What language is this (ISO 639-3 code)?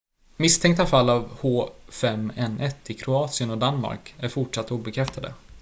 swe